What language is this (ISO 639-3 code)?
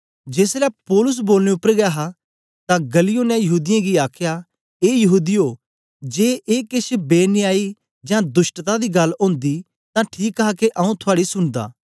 doi